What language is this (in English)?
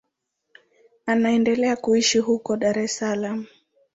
Swahili